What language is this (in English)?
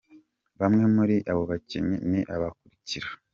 Kinyarwanda